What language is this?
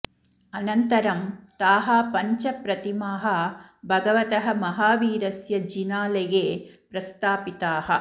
Sanskrit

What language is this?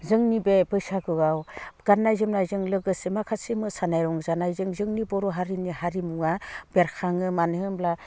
Bodo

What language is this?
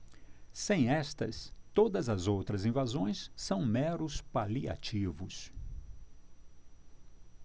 Portuguese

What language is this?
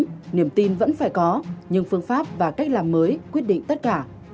Vietnamese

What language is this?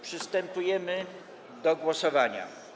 Polish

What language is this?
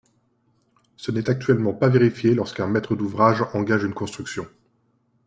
French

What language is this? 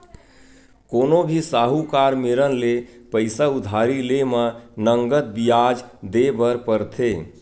Chhattisgarhi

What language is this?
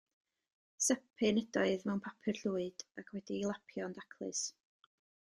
Welsh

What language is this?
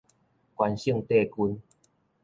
Min Nan Chinese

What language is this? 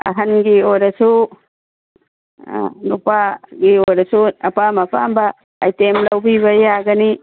Manipuri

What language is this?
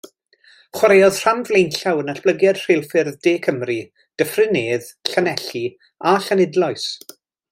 Welsh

